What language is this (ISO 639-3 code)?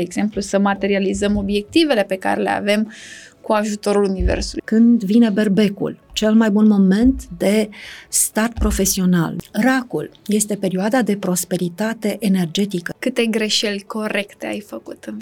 ron